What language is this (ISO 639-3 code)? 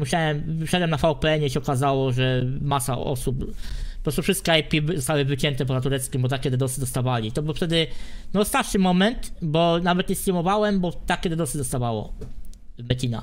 pol